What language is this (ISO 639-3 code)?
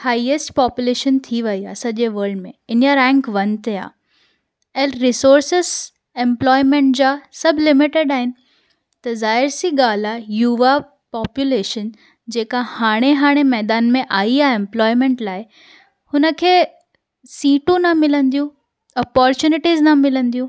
snd